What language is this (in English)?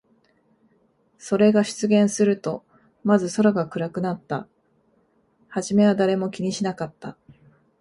Japanese